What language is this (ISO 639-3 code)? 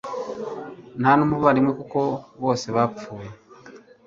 kin